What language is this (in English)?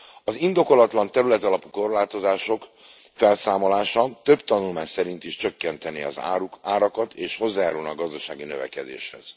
Hungarian